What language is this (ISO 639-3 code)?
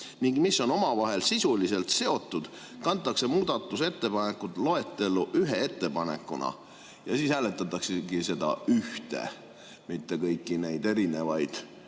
est